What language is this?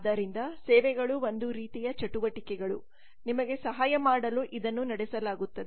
Kannada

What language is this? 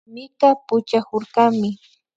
Imbabura Highland Quichua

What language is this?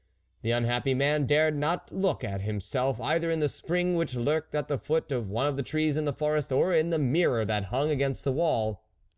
English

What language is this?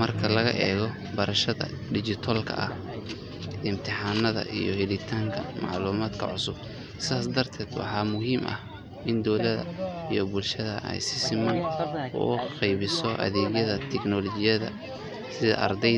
Somali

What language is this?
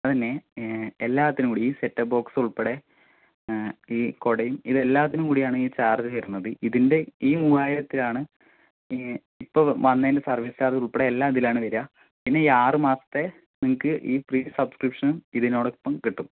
Malayalam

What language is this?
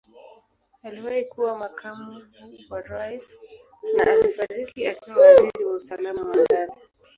Swahili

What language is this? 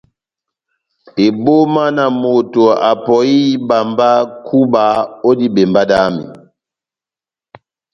Batanga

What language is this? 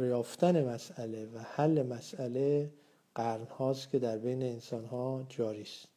Persian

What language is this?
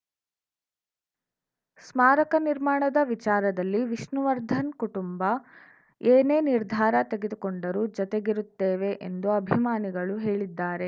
Kannada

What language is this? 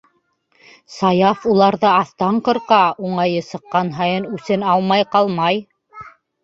Bashkir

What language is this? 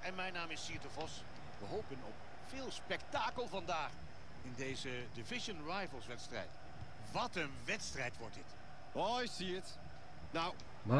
Dutch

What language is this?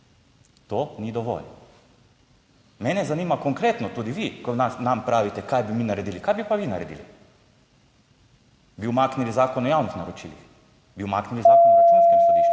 Slovenian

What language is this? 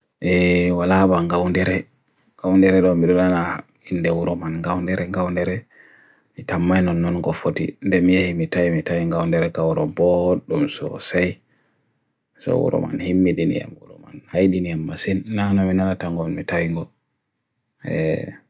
Bagirmi Fulfulde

